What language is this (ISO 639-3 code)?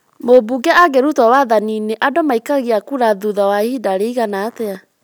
kik